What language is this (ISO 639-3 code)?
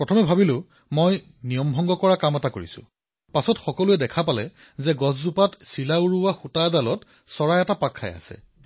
asm